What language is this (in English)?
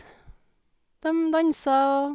Norwegian